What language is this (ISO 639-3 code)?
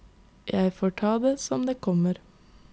nor